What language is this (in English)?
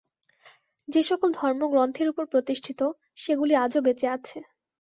Bangla